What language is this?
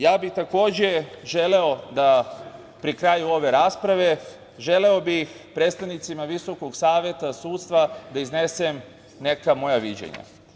Serbian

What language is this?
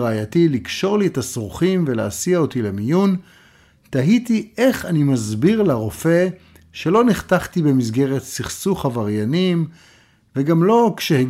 Hebrew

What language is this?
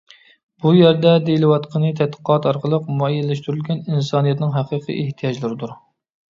Uyghur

